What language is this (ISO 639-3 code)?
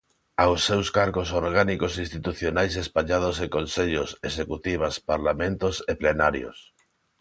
glg